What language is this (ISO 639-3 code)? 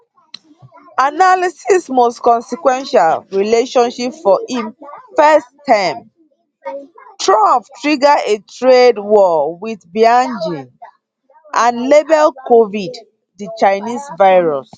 pcm